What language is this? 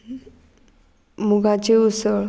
Konkani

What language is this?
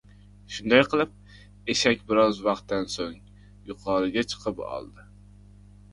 Uzbek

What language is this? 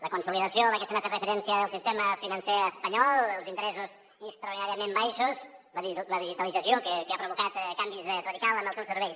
Catalan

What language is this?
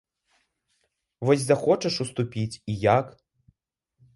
Belarusian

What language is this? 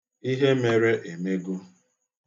Igbo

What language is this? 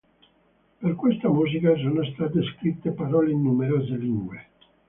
Italian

